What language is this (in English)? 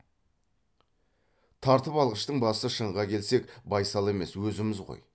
Kazakh